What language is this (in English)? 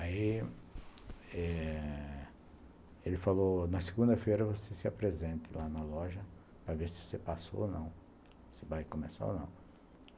Portuguese